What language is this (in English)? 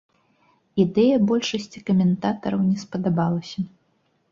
Belarusian